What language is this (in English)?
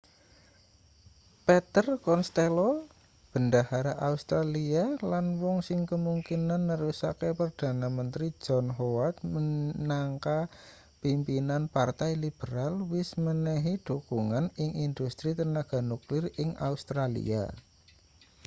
Javanese